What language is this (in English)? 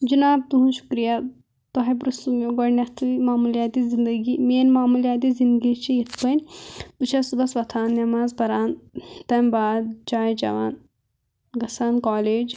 Kashmiri